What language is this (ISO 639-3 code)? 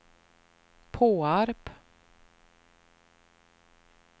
swe